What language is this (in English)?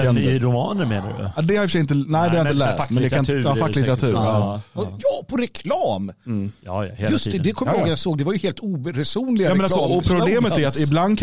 Swedish